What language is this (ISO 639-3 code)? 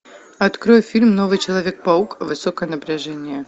rus